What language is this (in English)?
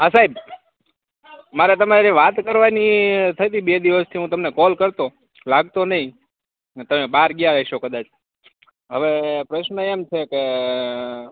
Gujarati